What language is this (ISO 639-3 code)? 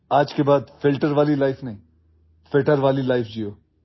asm